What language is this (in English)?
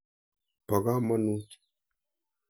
Kalenjin